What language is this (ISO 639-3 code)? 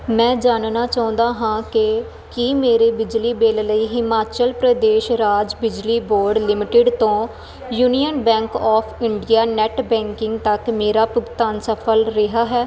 pan